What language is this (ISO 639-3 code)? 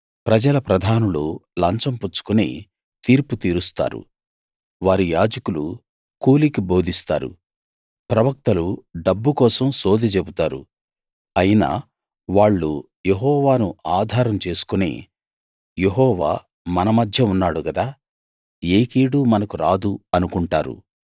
tel